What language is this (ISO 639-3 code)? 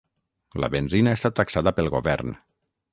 cat